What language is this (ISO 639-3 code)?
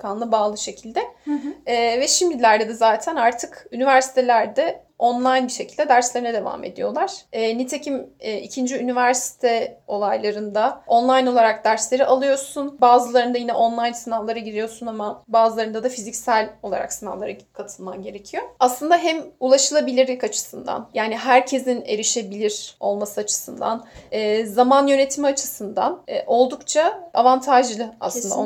tur